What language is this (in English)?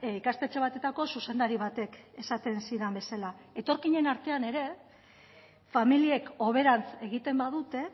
Basque